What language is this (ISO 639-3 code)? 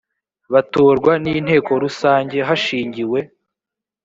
kin